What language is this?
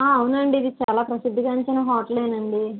Telugu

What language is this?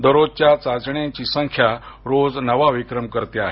Marathi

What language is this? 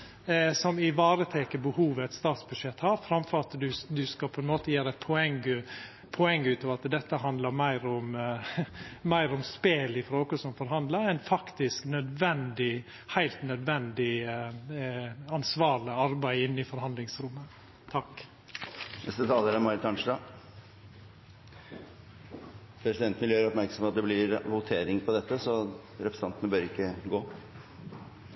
Norwegian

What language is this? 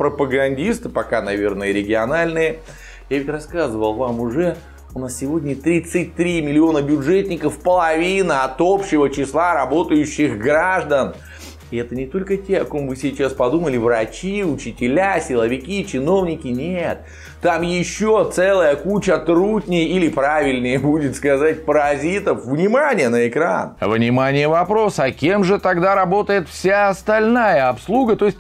Russian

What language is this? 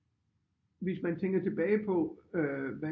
Danish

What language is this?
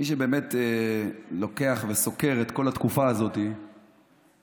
Hebrew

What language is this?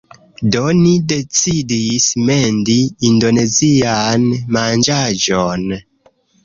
Esperanto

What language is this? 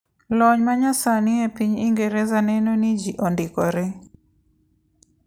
Luo (Kenya and Tanzania)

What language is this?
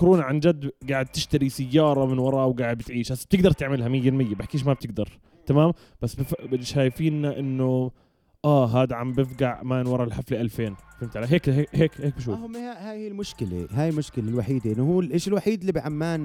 Arabic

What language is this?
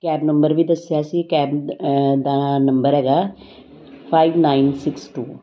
Punjabi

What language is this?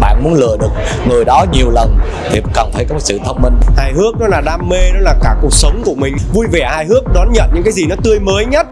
Vietnamese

